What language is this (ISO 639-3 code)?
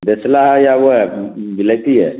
urd